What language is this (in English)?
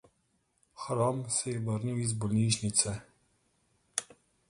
Slovenian